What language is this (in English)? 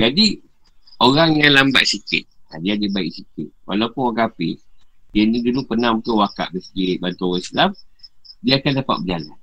Malay